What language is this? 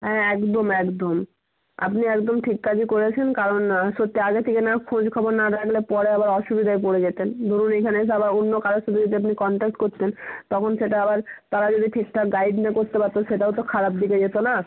Bangla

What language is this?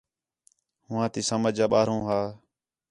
Khetrani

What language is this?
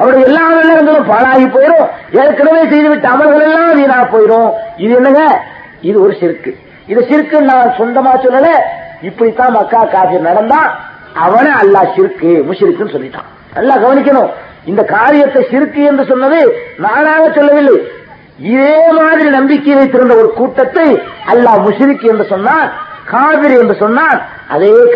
Tamil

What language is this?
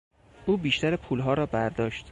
Persian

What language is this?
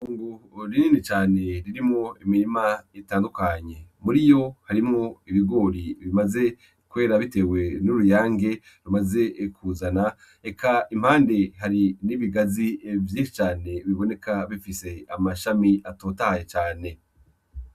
Rundi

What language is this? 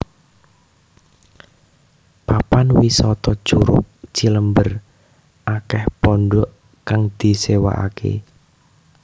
Javanese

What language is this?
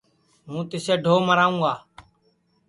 Sansi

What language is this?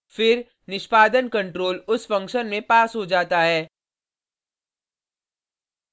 Hindi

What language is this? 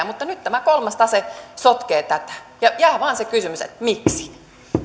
Finnish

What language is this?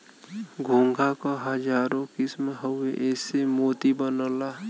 Bhojpuri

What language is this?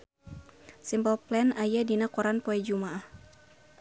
Sundanese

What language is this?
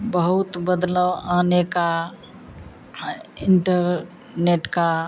Hindi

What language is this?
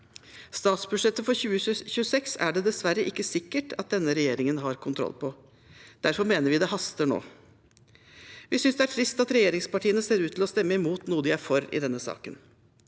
Norwegian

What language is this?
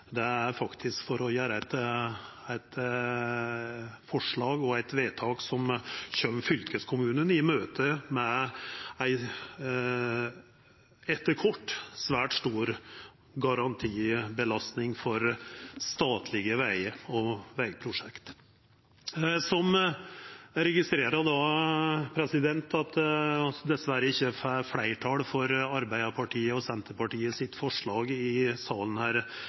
Norwegian Nynorsk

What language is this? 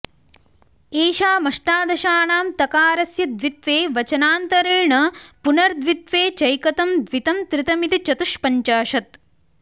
Sanskrit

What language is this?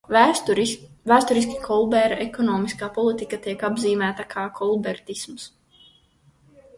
Latvian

